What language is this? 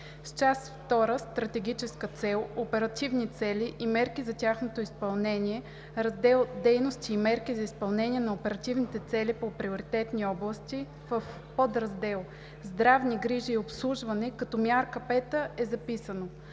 Bulgarian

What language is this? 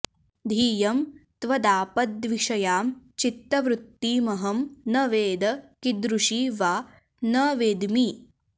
Sanskrit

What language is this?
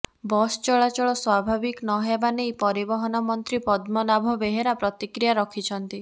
Odia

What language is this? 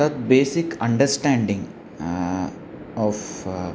Sanskrit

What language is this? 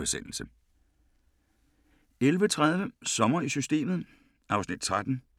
Danish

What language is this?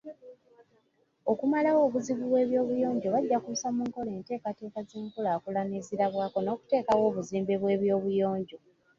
Ganda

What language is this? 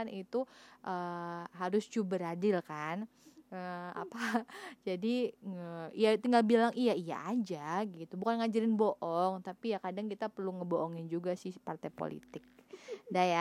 Indonesian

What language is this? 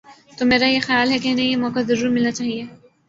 Urdu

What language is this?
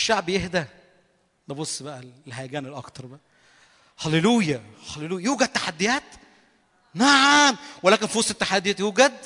Arabic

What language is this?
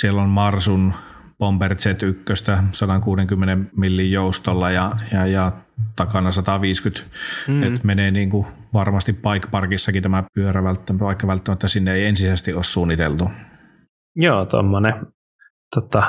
Finnish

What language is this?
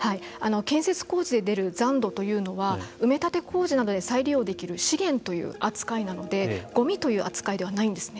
Japanese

